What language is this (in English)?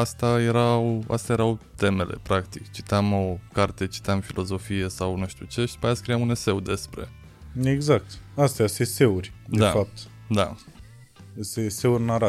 Romanian